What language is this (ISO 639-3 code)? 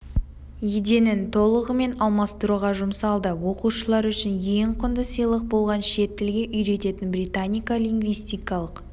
kaz